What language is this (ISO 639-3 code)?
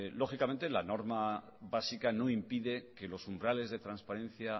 spa